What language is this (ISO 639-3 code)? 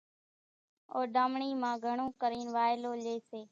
gjk